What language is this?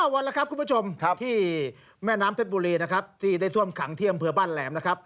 Thai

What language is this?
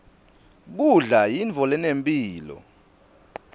Swati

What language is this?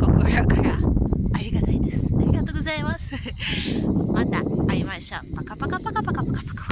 Japanese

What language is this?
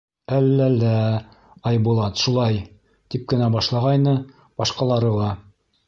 Bashkir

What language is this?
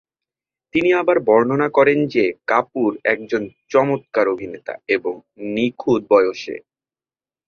Bangla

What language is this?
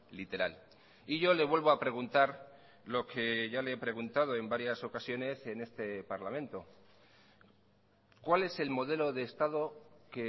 Spanish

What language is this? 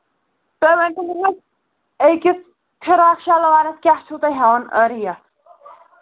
Kashmiri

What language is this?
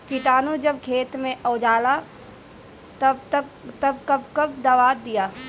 Bhojpuri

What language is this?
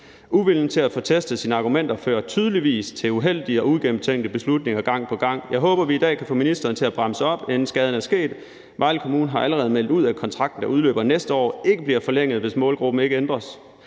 Danish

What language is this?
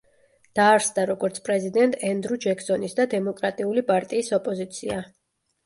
Georgian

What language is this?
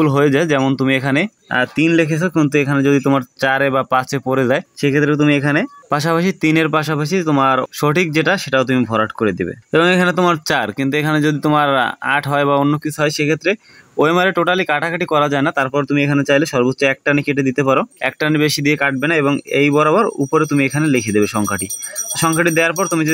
Romanian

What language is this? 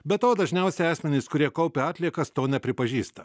Lithuanian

